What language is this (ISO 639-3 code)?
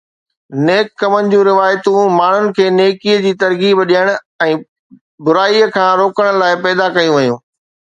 snd